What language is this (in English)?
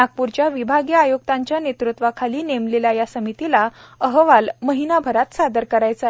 Marathi